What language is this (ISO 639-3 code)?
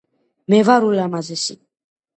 kat